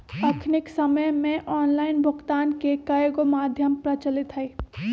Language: Magahi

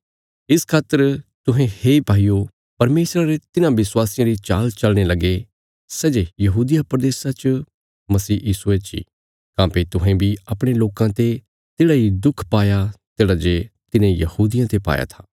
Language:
Bilaspuri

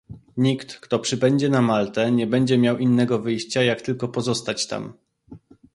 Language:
Polish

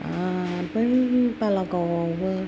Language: Bodo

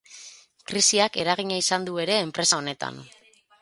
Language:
Basque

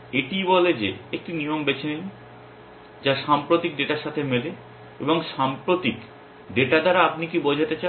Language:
Bangla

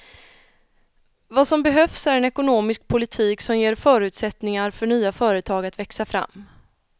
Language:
Swedish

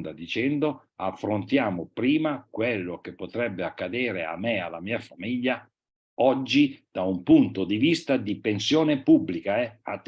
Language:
Italian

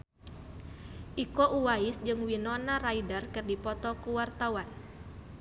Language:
Sundanese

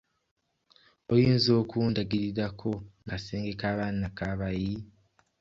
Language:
Ganda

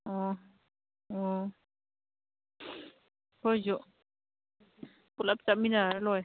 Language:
Manipuri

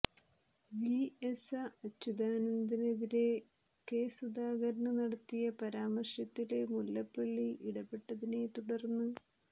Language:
Malayalam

